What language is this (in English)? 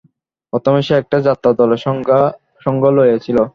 Bangla